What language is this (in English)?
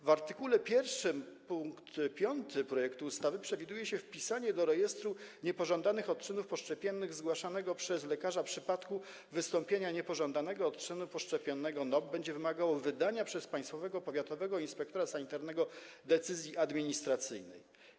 Polish